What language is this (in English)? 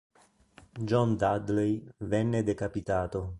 Italian